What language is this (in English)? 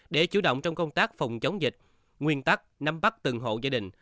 Vietnamese